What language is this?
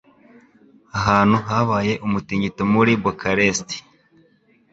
Kinyarwanda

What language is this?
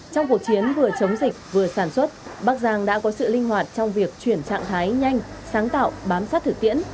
Vietnamese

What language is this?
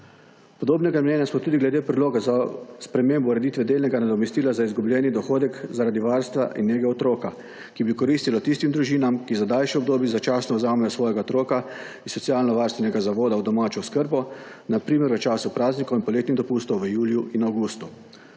Slovenian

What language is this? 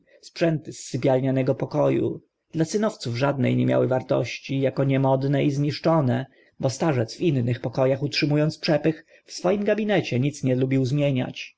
Polish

